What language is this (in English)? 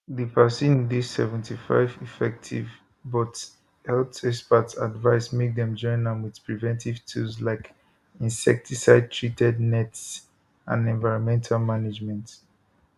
Nigerian Pidgin